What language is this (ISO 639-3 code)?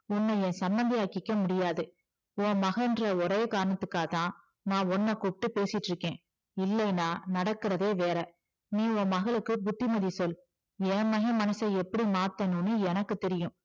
tam